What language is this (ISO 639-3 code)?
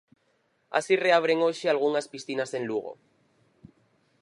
glg